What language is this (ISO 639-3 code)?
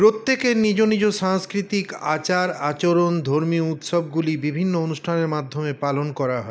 ben